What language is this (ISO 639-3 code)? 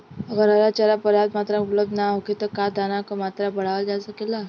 bho